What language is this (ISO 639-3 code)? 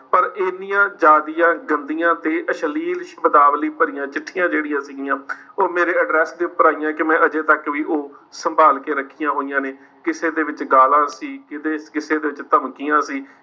pan